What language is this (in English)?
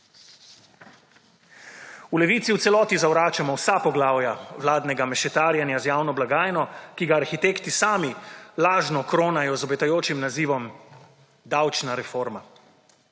Slovenian